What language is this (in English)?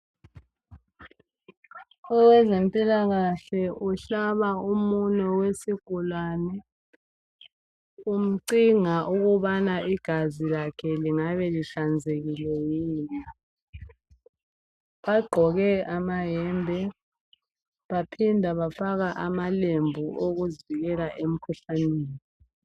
North Ndebele